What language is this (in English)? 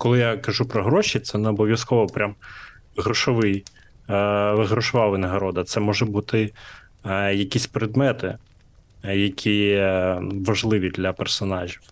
Ukrainian